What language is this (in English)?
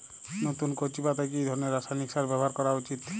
Bangla